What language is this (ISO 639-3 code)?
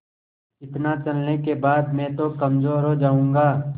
hin